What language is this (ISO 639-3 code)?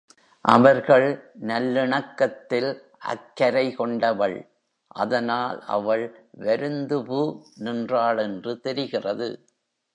tam